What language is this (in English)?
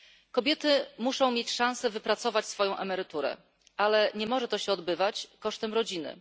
Polish